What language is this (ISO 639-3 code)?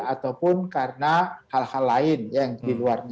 ind